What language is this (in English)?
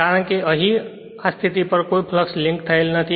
Gujarati